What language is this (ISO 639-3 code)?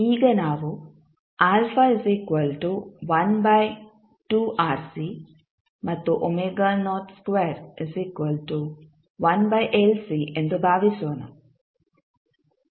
kan